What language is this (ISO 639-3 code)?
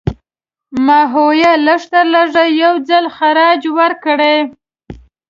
pus